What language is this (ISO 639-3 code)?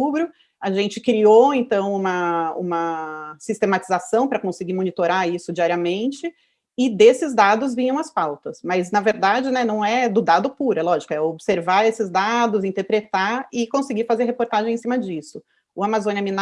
por